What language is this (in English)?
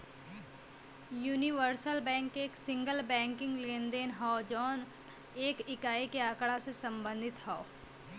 Bhojpuri